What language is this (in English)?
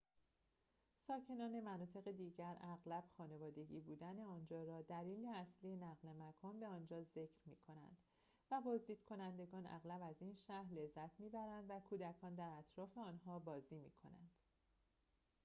Persian